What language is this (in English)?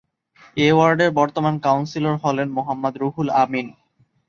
Bangla